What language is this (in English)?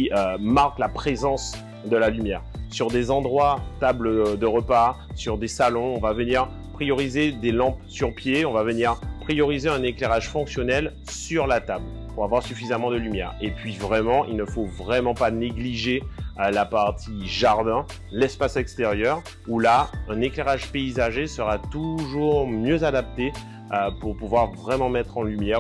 French